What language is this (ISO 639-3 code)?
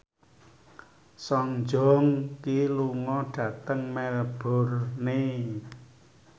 jav